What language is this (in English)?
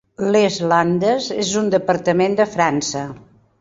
Catalan